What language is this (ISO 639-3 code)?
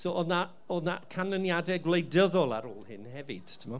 cym